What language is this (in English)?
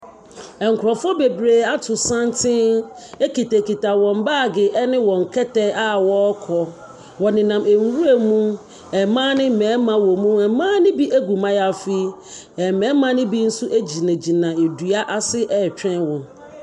Akan